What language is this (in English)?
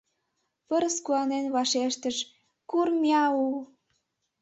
Mari